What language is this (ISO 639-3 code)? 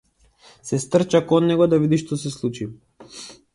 mkd